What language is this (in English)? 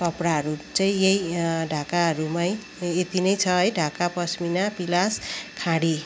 Nepali